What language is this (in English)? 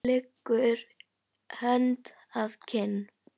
Icelandic